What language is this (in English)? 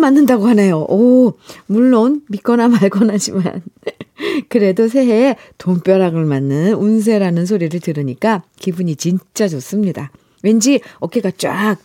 Korean